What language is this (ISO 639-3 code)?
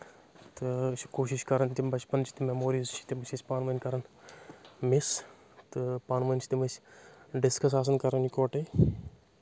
kas